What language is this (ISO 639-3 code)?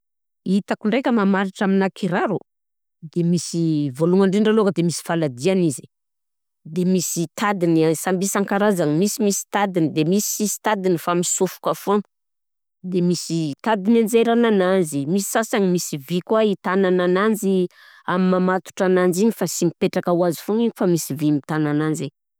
bzc